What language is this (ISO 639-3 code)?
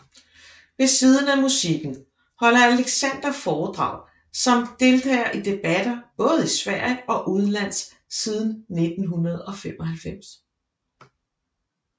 dan